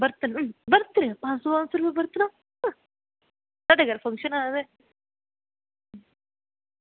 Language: Dogri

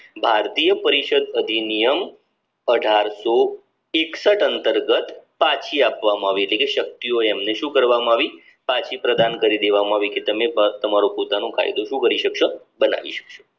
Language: Gujarati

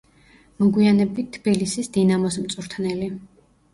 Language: Georgian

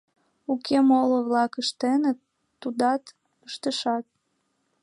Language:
Mari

